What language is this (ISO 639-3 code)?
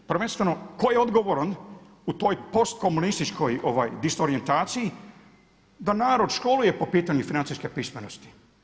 hrv